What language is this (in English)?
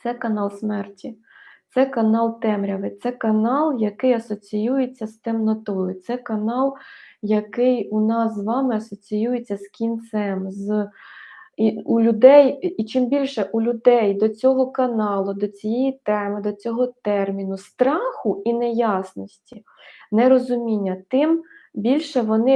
Ukrainian